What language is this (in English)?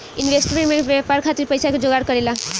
Bhojpuri